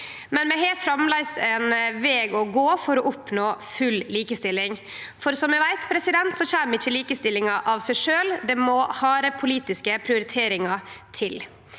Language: Norwegian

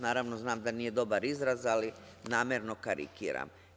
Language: Serbian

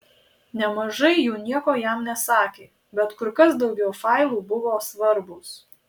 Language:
Lithuanian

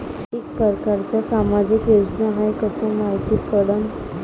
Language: Marathi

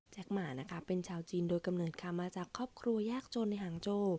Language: Thai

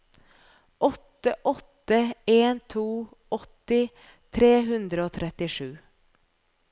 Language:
Norwegian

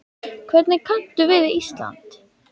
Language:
Icelandic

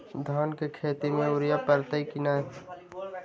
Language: Magahi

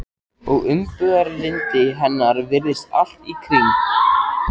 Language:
Icelandic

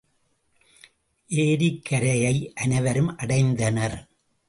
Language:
Tamil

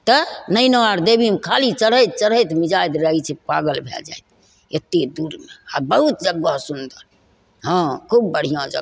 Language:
Maithili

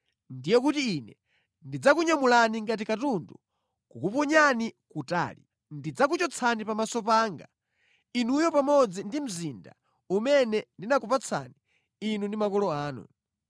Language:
Nyanja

